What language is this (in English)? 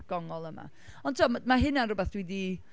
Welsh